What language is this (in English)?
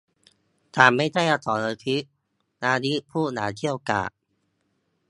Thai